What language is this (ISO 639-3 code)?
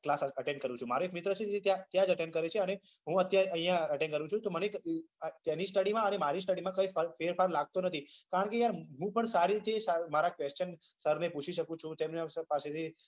guj